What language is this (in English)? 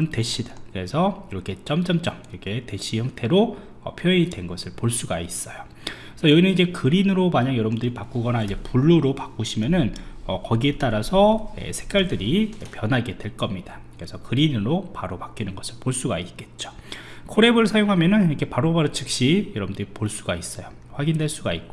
Korean